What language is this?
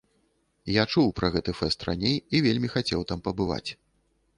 Belarusian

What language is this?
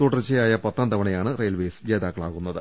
Malayalam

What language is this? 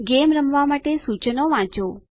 Gujarati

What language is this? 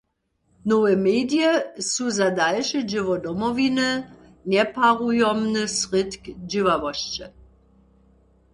Upper Sorbian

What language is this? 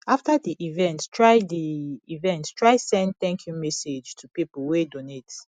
Nigerian Pidgin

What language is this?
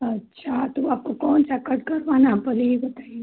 Hindi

